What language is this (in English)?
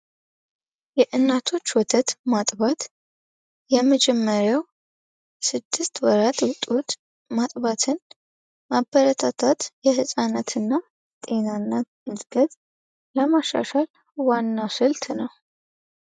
Amharic